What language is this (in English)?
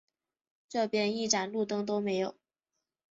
Chinese